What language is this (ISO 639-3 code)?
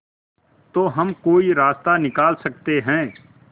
hin